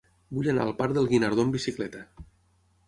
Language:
Catalan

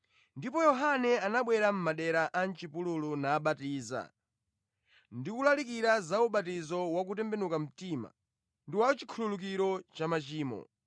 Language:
Nyanja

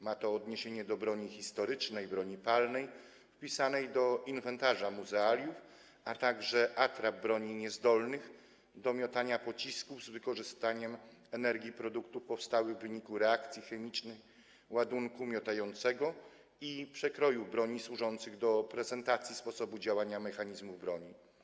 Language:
Polish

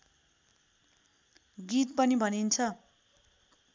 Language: Nepali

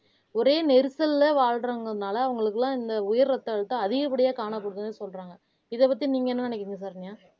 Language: Tamil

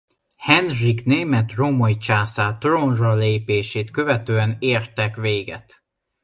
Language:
Hungarian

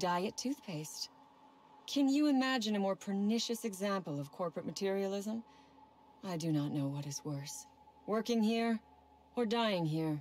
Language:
Polish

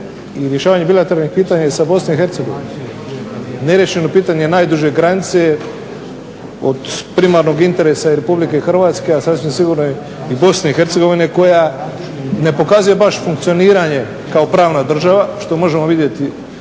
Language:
Croatian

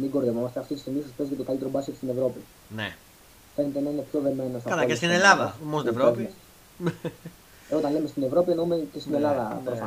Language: Greek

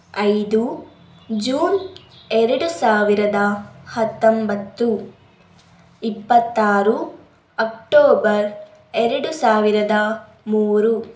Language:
Kannada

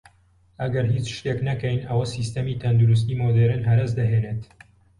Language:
Central Kurdish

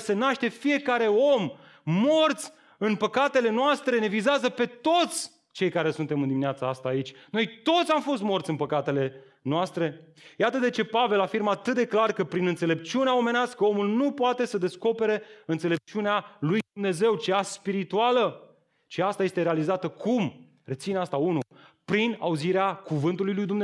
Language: Romanian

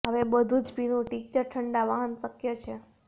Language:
Gujarati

